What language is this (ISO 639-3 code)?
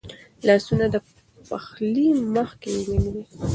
pus